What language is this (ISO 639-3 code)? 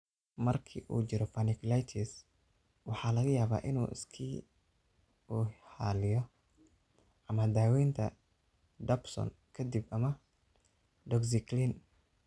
som